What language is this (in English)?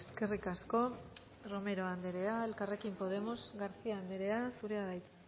Basque